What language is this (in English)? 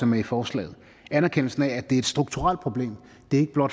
Danish